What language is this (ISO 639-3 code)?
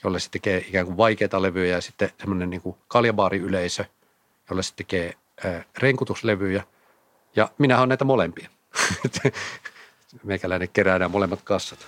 fin